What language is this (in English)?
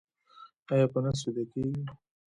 Pashto